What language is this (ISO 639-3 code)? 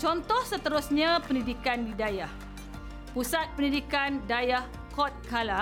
msa